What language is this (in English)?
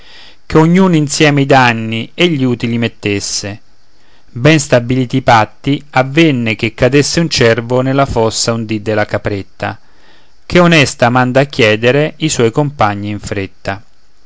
Italian